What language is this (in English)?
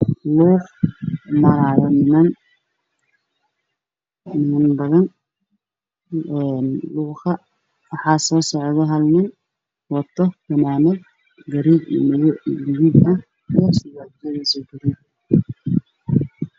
Somali